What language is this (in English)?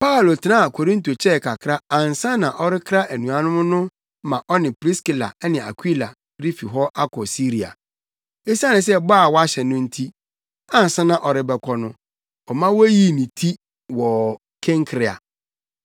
Akan